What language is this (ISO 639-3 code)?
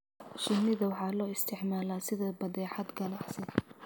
som